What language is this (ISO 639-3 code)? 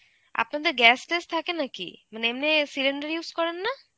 ben